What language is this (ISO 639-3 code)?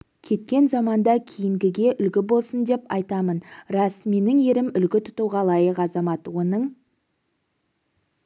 kaz